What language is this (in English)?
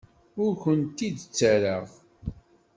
Kabyle